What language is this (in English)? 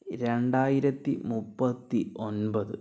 Malayalam